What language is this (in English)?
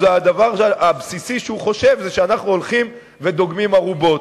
Hebrew